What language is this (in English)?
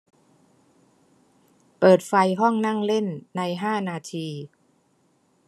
Thai